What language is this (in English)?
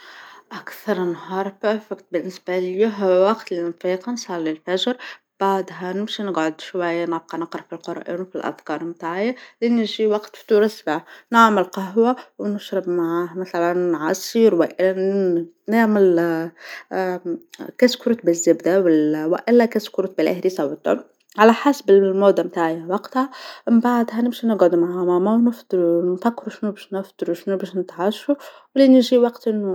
Tunisian Arabic